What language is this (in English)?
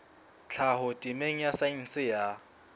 Southern Sotho